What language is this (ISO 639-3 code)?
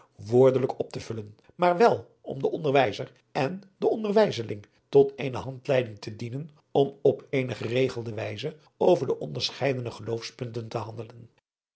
nld